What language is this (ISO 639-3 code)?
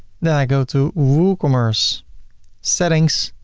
eng